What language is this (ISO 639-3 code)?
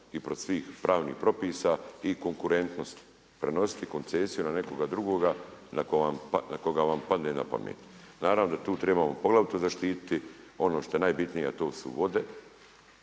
hrv